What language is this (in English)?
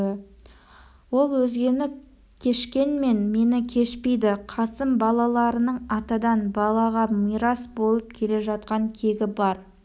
Kazakh